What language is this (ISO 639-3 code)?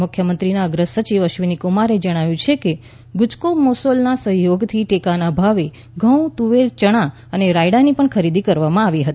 guj